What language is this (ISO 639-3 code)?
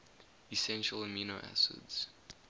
eng